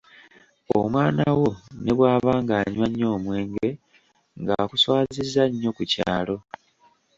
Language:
Ganda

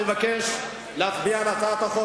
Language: Hebrew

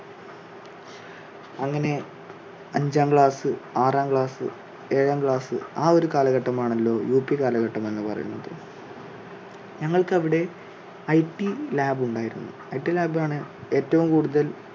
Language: Malayalam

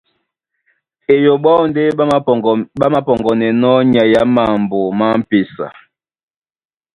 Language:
Duala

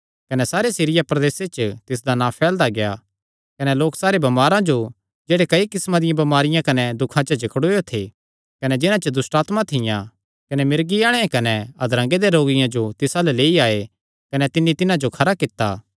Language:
Kangri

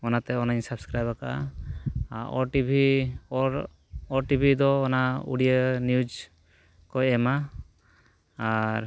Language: Santali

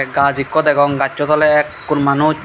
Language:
Chakma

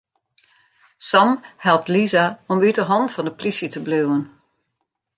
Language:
Western Frisian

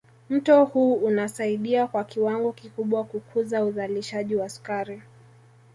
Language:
Swahili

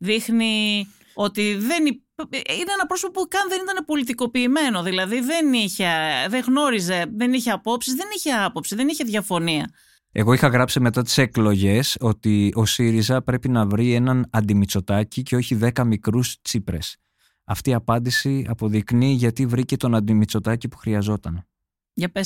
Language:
Greek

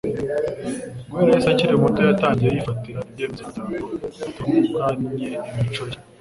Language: Kinyarwanda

